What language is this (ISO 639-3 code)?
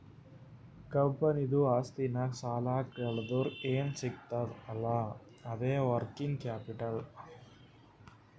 kan